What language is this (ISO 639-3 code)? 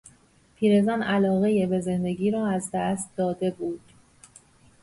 fas